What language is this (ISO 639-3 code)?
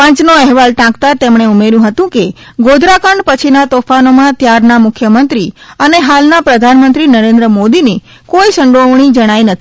guj